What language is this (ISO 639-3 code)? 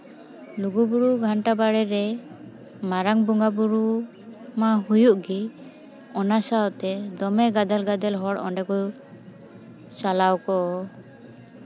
sat